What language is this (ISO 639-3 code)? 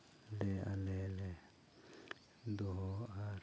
sat